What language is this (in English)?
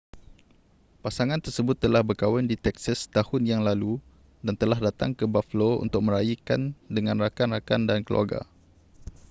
Malay